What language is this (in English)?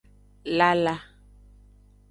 Aja (Benin)